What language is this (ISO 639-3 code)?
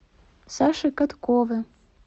rus